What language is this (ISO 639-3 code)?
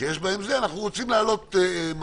heb